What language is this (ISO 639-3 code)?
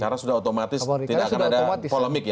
ind